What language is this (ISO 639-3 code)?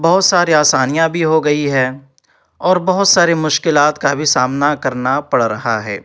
urd